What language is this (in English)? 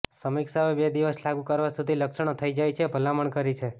Gujarati